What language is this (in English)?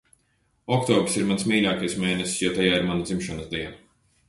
Latvian